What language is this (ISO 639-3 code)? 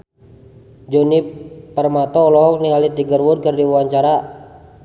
sun